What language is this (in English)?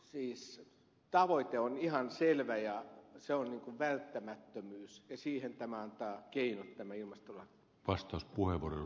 Finnish